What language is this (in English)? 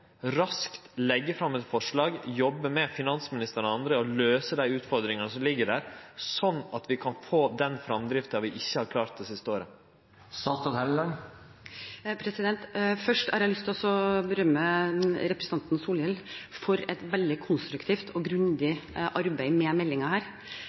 Norwegian